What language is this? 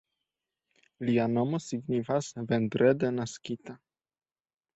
Esperanto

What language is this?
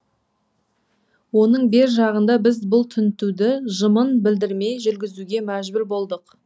Kazakh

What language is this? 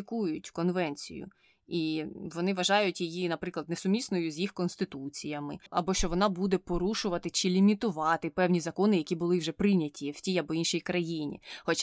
Ukrainian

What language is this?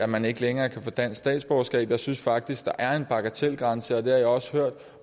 Danish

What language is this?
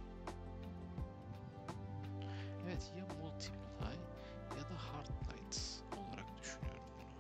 Turkish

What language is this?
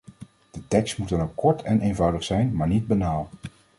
Dutch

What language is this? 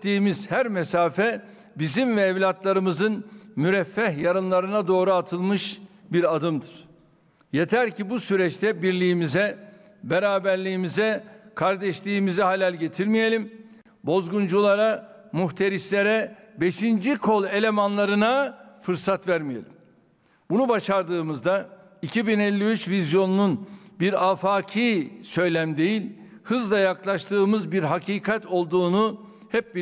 Turkish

